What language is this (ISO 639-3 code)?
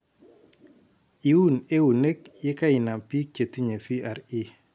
kln